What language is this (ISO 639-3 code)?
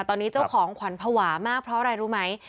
tha